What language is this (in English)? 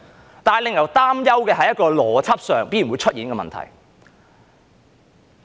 Cantonese